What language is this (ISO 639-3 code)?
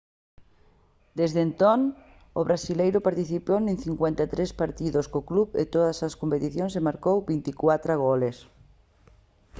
glg